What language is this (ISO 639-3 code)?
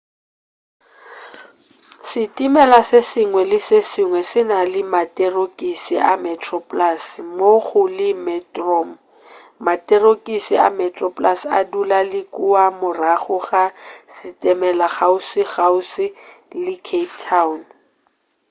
nso